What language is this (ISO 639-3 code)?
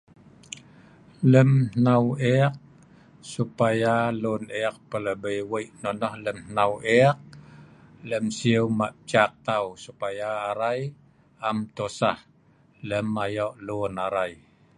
snv